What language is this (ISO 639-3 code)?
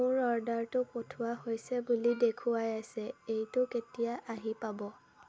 asm